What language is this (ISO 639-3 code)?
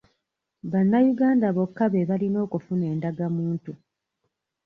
lug